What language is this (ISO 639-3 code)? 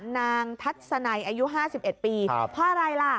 tha